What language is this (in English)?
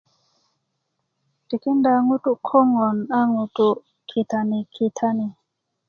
Kuku